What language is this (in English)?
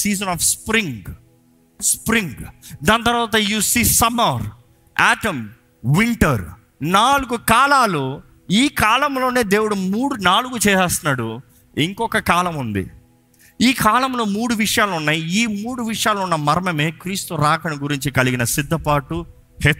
Telugu